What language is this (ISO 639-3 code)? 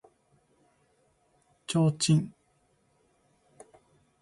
jpn